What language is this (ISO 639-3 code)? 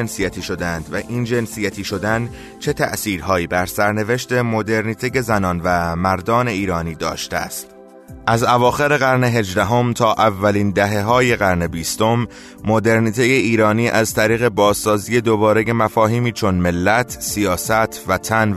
fas